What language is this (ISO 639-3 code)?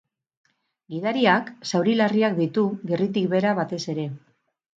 eus